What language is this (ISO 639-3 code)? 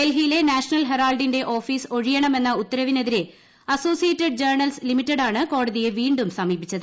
mal